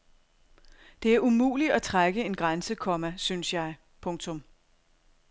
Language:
Danish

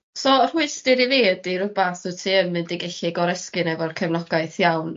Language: Welsh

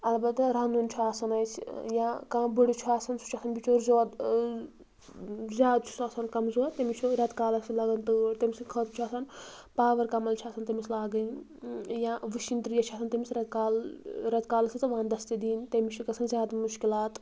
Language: Kashmiri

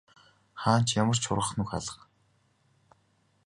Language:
Mongolian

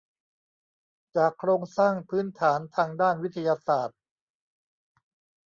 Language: Thai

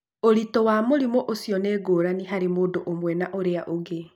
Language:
Kikuyu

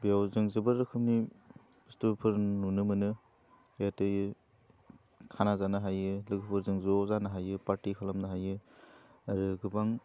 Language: Bodo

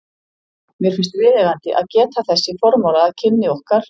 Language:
Icelandic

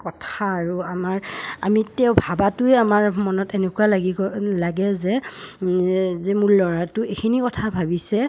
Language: Assamese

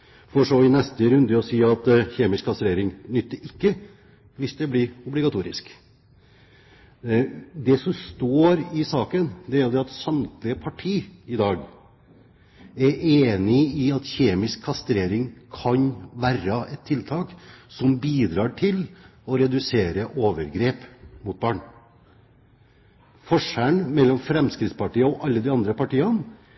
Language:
Norwegian Bokmål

